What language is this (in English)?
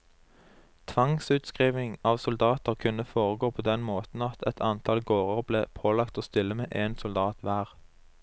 Norwegian